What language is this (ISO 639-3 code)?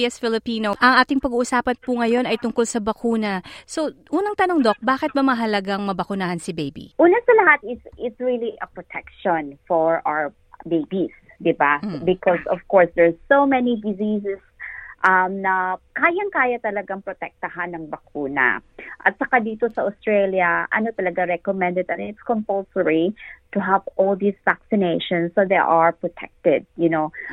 fil